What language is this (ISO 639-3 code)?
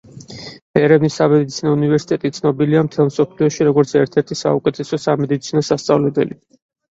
kat